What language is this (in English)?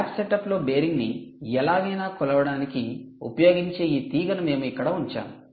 Telugu